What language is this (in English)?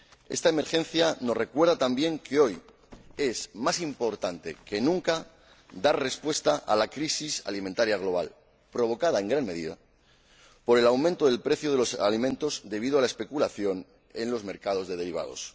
Spanish